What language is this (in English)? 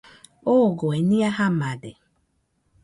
Nüpode Huitoto